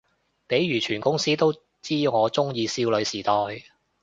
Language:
Cantonese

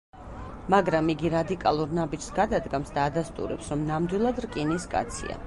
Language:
Georgian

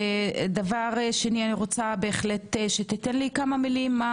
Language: Hebrew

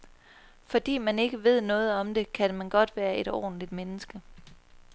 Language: Danish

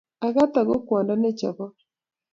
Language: Kalenjin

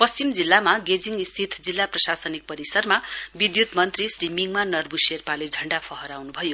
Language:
Nepali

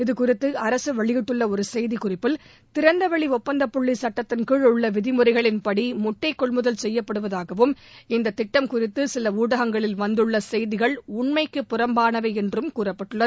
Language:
Tamil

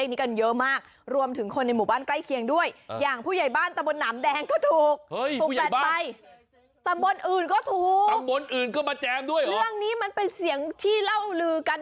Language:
Thai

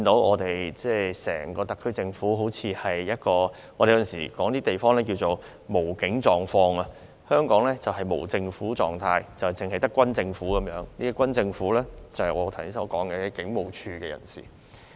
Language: Cantonese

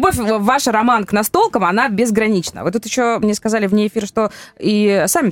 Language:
Russian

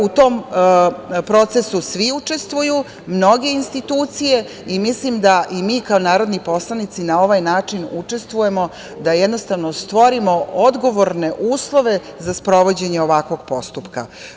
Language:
Serbian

